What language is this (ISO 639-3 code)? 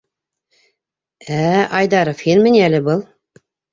bak